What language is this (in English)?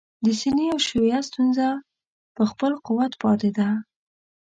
Pashto